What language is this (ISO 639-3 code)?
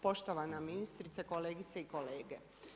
hrv